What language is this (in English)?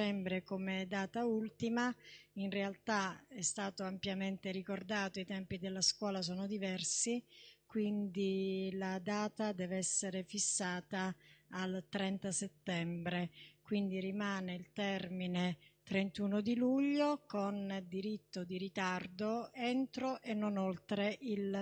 Italian